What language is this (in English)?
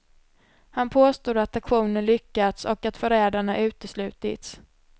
Swedish